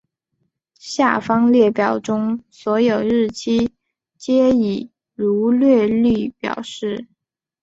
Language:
Chinese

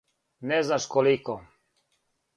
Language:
Serbian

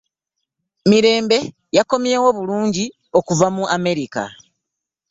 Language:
Ganda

